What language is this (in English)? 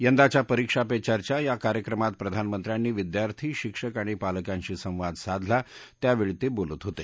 Marathi